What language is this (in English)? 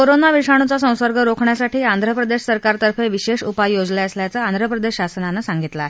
Marathi